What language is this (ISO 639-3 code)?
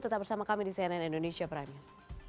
ind